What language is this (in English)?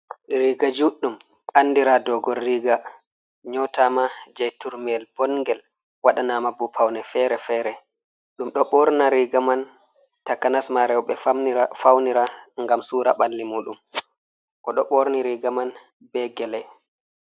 Fula